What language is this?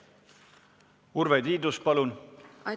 Estonian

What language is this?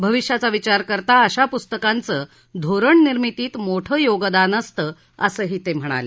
Marathi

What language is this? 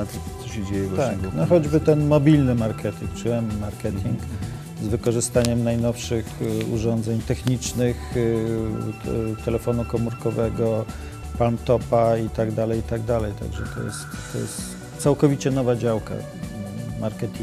Polish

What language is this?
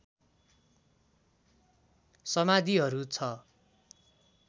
Nepali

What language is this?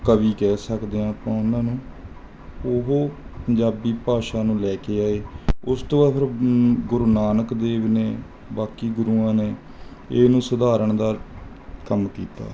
Punjabi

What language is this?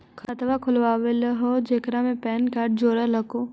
Magahi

